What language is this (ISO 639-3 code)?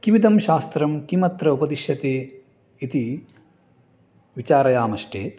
san